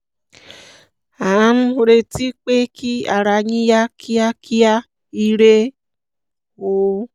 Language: Yoruba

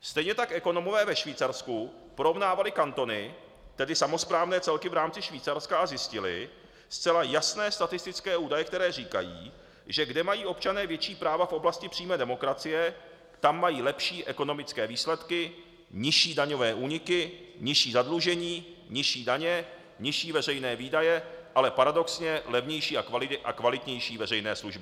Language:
Czech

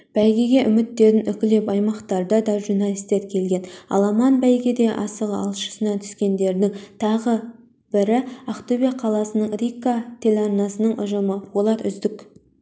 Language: Kazakh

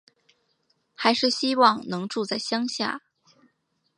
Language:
Chinese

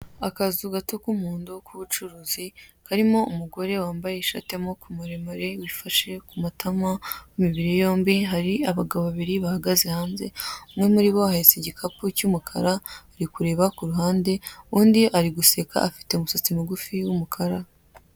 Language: Kinyarwanda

